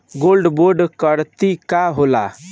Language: Bhojpuri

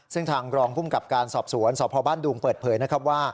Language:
Thai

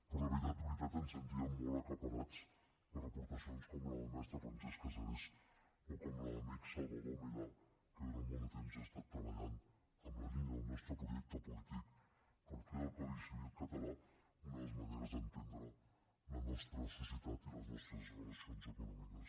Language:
Catalan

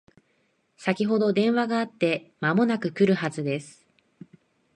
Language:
Japanese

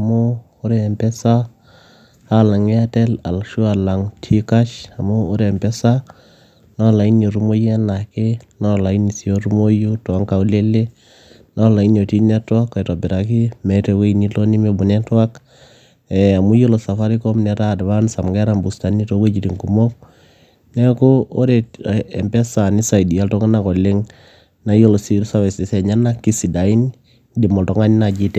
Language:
Masai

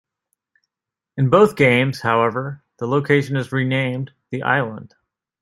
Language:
English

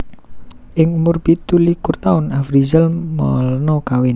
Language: Javanese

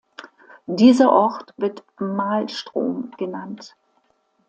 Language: German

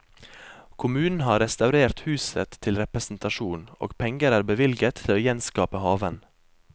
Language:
Norwegian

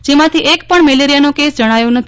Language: Gujarati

